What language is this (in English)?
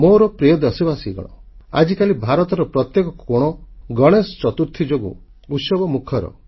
Odia